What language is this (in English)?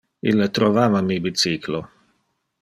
Interlingua